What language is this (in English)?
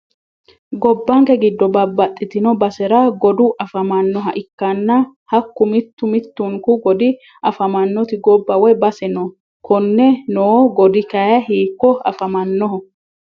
Sidamo